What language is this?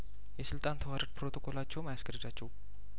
Amharic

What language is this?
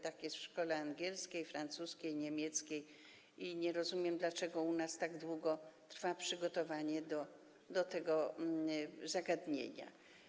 Polish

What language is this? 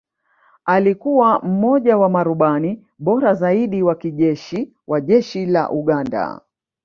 Swahili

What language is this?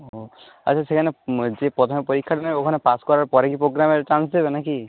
Bangla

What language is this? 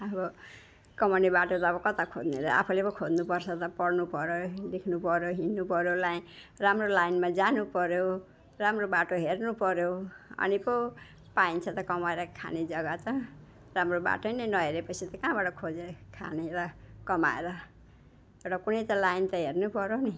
Nepali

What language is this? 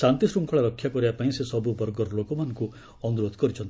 Odia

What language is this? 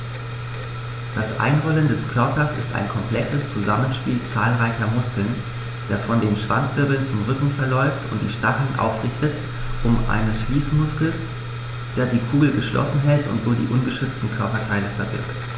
German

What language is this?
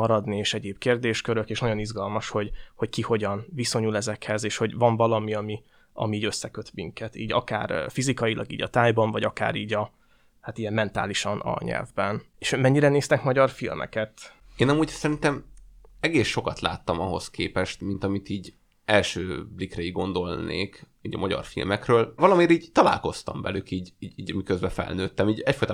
Hungarian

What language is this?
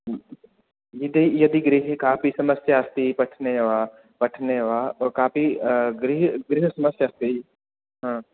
Sanskrit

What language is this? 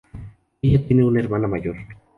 Spanish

